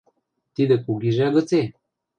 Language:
Western Mari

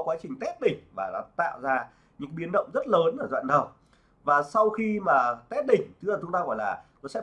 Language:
Vietnamese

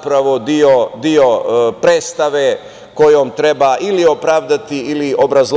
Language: Serbian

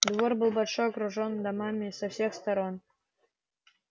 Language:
Russian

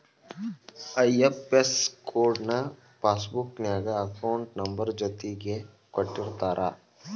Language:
Kannada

